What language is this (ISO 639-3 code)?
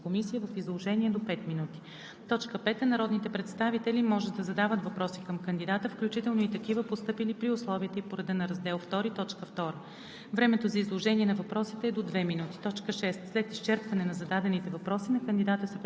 bul